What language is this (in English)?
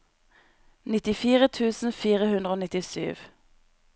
Norwegian